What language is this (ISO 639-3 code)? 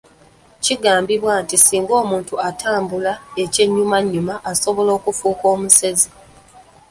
lug